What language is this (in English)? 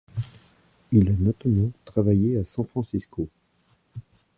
French